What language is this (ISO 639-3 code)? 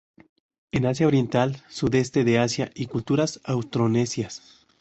spa